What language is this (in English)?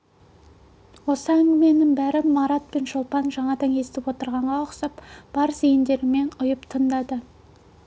Kazakh